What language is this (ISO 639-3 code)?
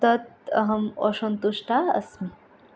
san